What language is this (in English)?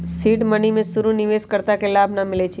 Magahi